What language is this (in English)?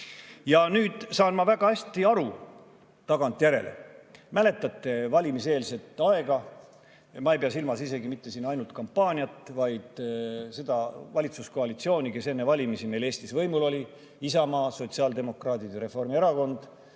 Estonian